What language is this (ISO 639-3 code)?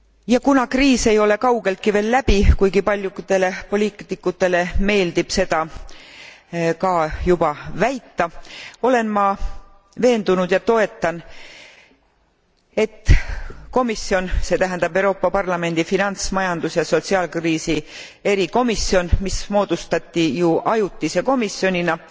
est